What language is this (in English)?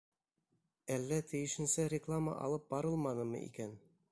Bashkir